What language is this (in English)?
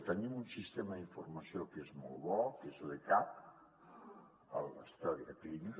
Catalan